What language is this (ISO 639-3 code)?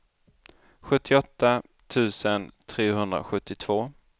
swe